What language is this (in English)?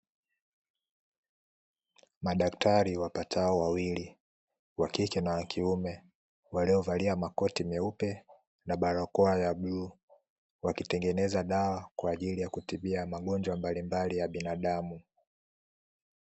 Swahili